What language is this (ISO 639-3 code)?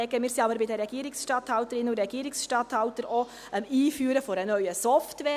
gsw